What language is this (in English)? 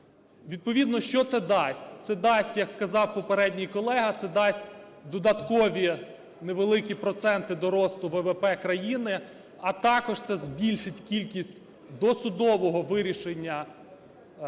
Ukrainian